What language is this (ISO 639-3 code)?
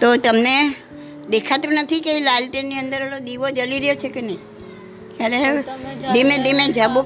guj